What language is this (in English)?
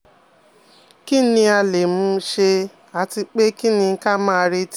Yoruba